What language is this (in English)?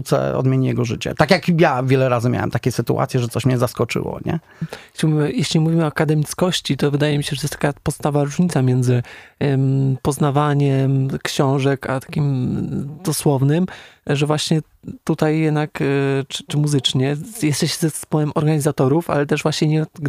Polish